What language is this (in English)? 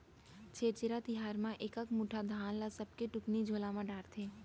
Chhattisgarhi